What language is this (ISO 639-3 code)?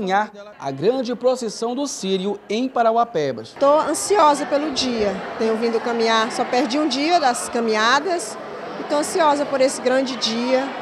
por